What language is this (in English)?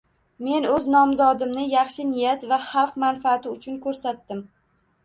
Uzbek